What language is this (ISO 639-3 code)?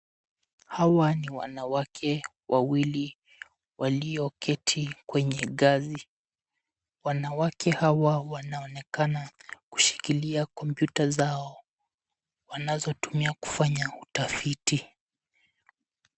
swa